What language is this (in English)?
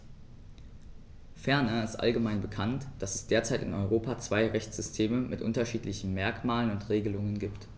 German